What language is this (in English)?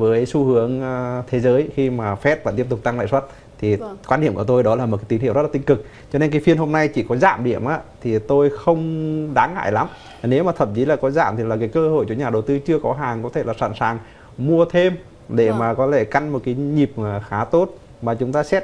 Vietnamese